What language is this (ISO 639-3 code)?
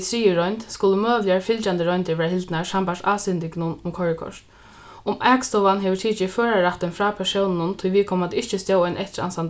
fao